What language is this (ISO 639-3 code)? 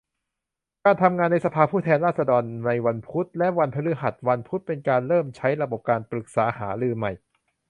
tha